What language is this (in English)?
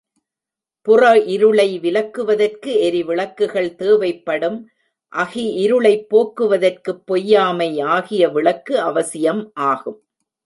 Tamil